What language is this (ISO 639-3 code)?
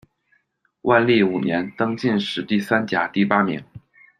zho